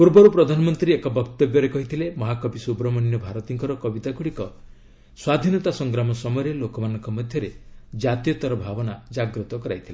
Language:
Odia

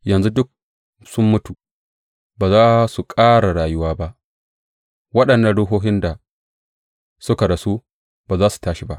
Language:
Hausa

